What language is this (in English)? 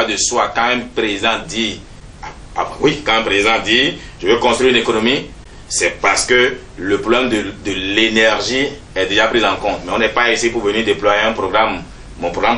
French